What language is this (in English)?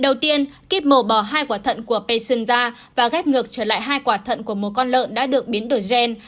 Vietnamese